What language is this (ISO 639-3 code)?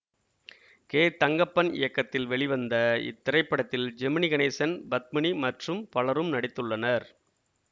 tam